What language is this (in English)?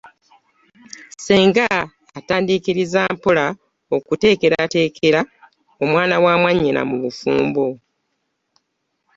Ganda